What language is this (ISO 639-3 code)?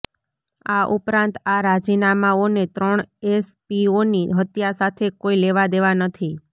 guj